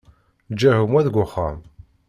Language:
Kabyle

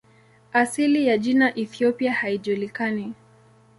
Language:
Swahili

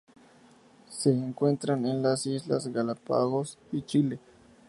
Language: Spanish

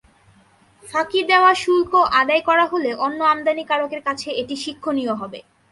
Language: Bangla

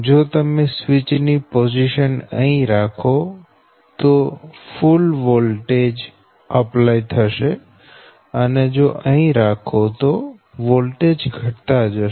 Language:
Gujarati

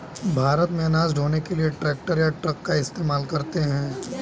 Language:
Hindi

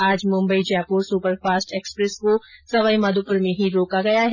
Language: Hindi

